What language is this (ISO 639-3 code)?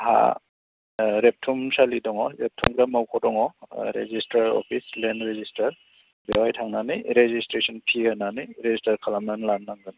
brx